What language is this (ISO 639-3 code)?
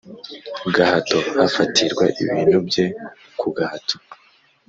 kin